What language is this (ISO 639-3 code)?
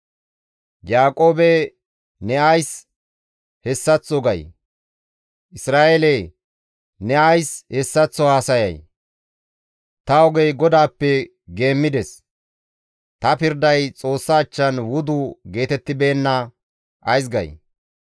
gmv